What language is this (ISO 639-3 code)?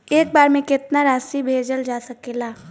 bho